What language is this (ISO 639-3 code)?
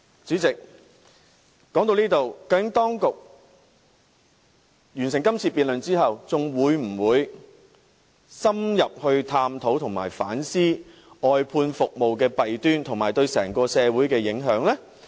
yue